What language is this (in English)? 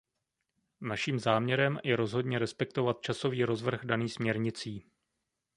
Czech